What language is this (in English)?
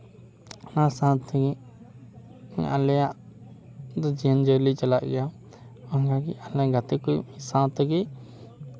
Santali